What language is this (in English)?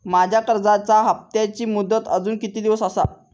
Marathi